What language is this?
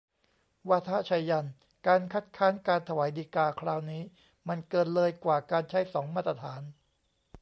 Thai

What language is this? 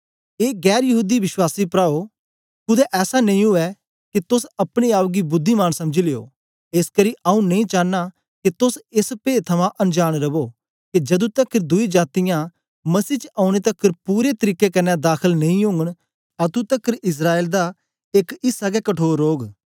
Dogri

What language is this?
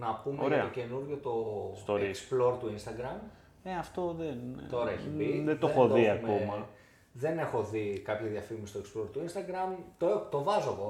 Greek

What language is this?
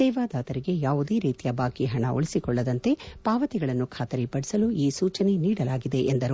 Kannada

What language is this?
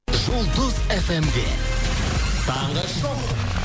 Kazakh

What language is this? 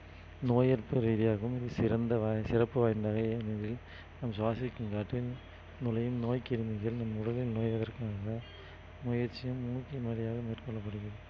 Tamil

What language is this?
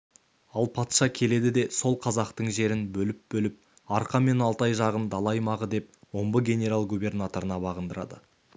Kazakh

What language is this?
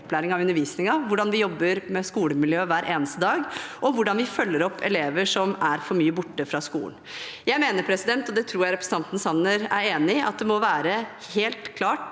Norwegian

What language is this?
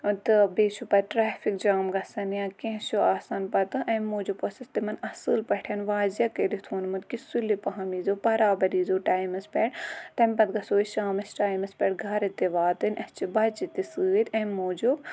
Kashmiri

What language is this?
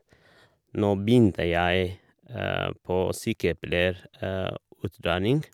Norwegian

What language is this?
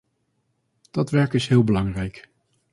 Dutch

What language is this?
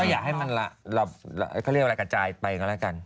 Thai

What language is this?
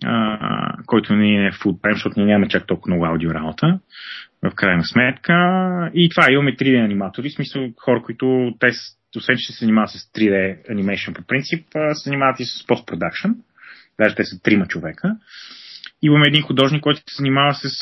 Bulgarian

